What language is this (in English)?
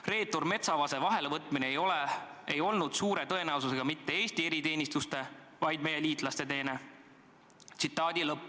Estonian